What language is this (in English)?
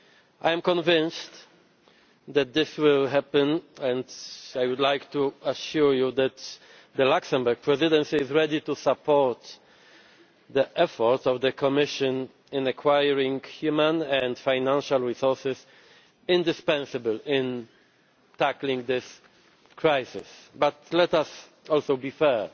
English